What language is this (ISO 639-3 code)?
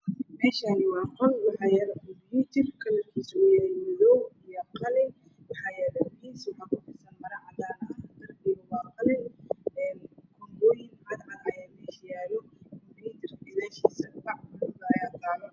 som